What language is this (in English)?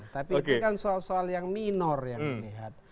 Indonesian